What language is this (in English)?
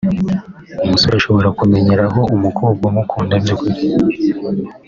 Kinyarwanda